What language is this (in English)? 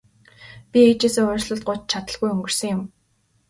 Mongolian